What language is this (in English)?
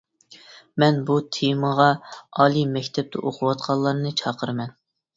Uyghur